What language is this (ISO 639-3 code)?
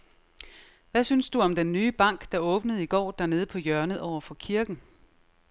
dan